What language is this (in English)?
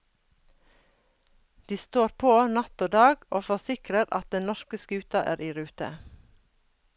Norwegian